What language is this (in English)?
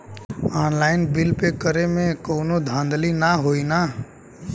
Bhojpuri